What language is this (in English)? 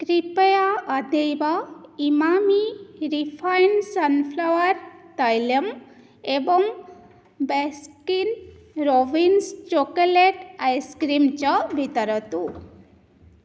Sanskrit